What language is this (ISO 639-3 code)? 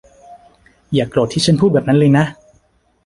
tha